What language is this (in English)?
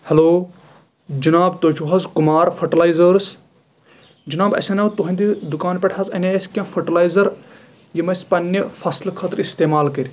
Kashmiri